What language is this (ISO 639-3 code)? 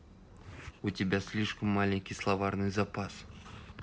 rus